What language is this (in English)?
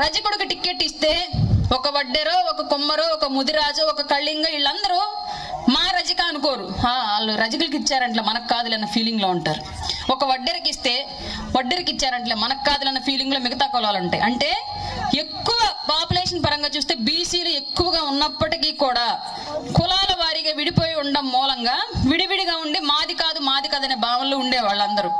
Telugu